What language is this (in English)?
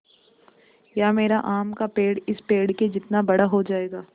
Hindi